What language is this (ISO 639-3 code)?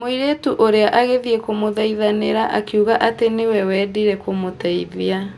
kik